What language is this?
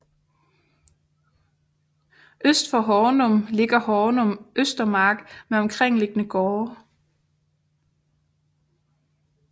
Danish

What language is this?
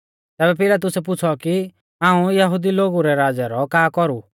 Mahasu Pahari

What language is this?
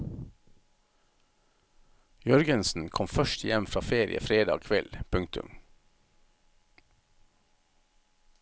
Norwegian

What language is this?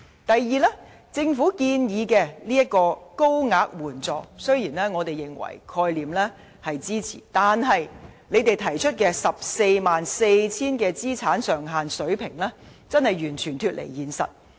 Cantonese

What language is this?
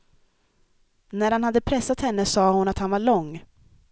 Swedish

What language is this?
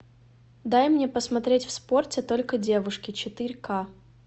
Russian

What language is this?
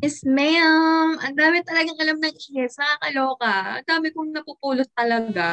Filipino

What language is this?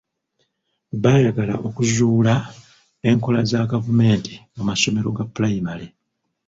Ganda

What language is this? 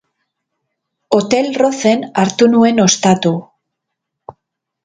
Basque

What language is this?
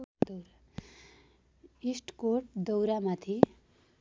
Nepali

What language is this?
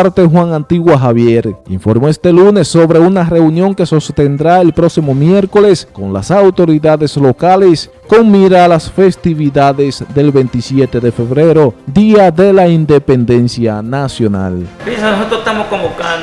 Spanish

